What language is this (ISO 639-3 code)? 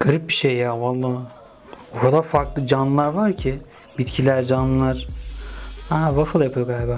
tur